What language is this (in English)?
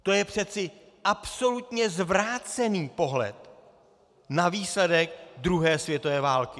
Czech